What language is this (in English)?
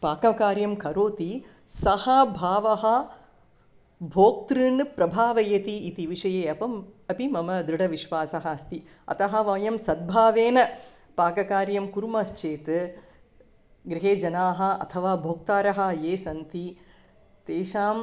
Sanskrit